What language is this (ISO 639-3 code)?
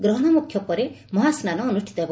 ori